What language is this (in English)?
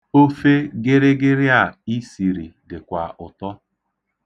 Igbo